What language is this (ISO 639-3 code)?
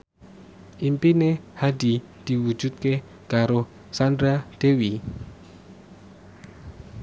jav